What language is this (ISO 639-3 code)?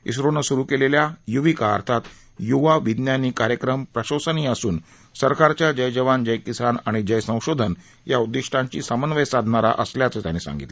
mar